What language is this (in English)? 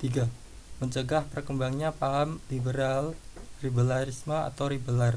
Indonesian